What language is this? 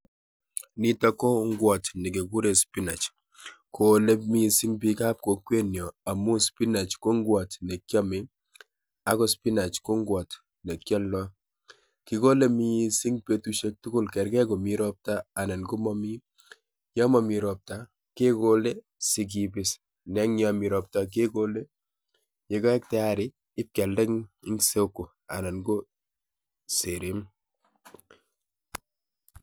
Kalenjin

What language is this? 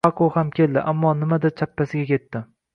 Uzbek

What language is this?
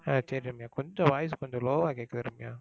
Tamil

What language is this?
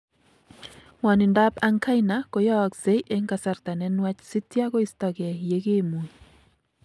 Kalenjin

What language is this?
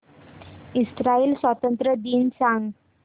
Marathi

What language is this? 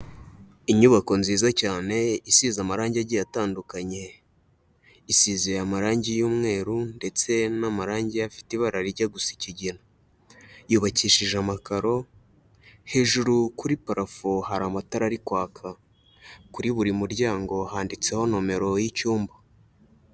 Kinyarwanda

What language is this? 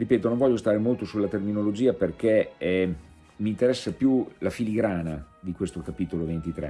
Italian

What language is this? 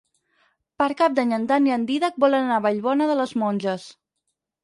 Catalan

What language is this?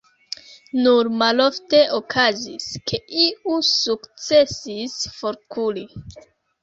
Esperanto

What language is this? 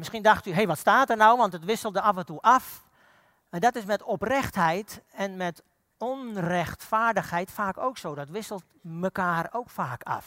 Dutch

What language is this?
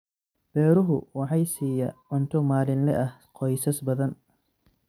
Somali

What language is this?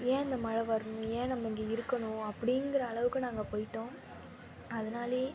Tamil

